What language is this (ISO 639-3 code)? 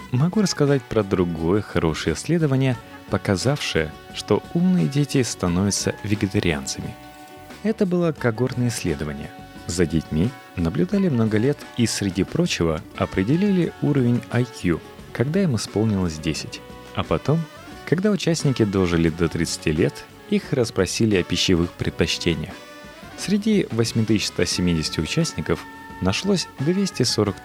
rus